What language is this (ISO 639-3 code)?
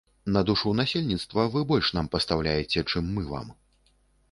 bel